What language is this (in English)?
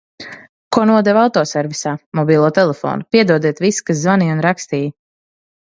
Latvian